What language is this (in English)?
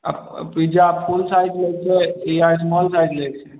Maithili